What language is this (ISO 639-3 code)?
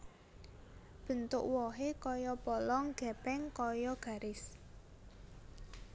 jav